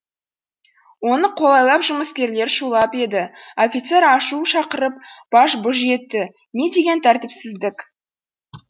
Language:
Kazakh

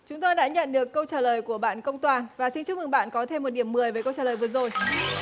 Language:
Vietnamese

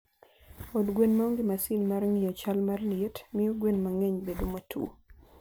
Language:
Luo (Kenya and Tanzania)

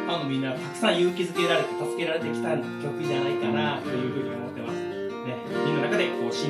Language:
Japanese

